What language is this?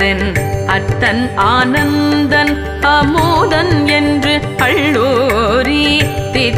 Tamil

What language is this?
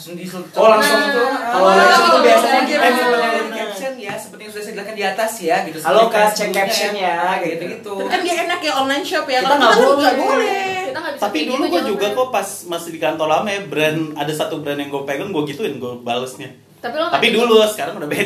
Indonesian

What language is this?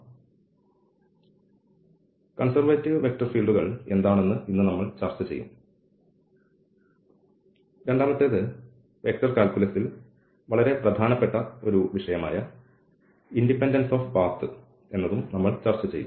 Malayalam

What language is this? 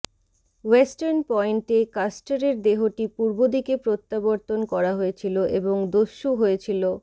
Bangla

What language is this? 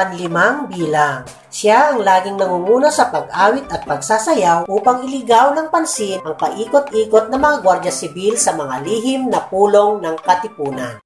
Filipino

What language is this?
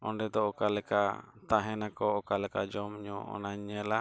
Santali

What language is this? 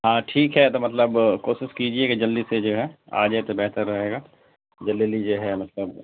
Urdu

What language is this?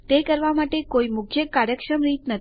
Gujarati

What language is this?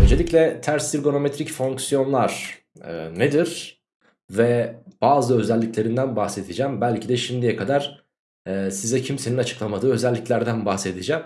Turkish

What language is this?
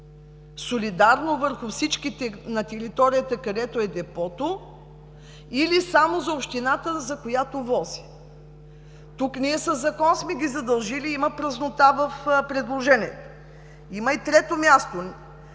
Bulgarian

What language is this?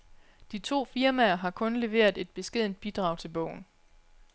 Danish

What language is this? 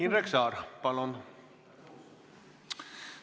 Estonian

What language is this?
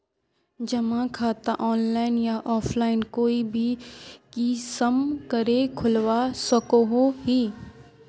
Magahi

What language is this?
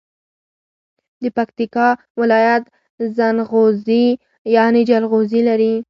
Pashto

